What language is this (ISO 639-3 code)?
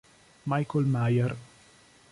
ita